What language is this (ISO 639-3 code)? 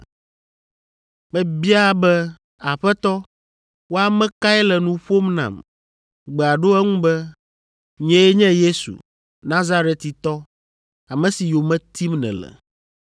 ewe